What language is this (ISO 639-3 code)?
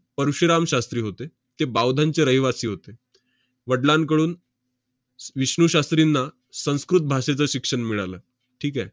mar